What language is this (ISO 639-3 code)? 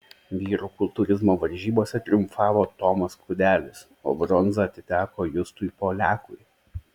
lit